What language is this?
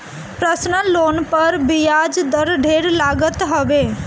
Bhojpuri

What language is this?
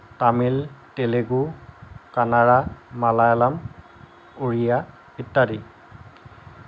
Assamese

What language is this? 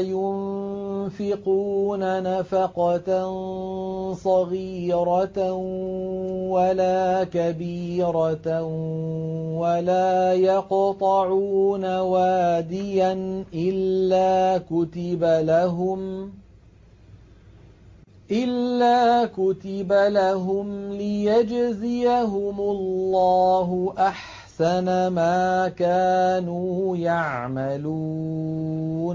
Arabic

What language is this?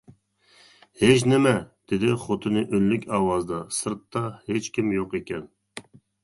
Uyghur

